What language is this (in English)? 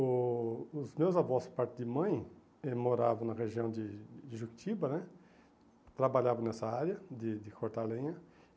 Portuguese